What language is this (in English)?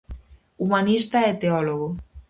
Galician